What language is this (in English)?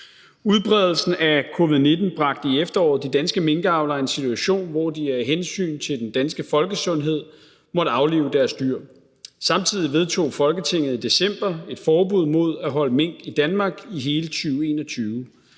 Danish